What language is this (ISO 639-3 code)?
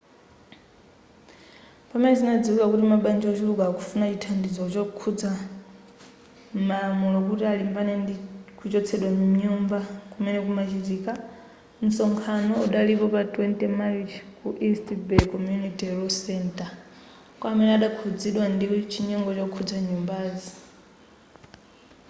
nya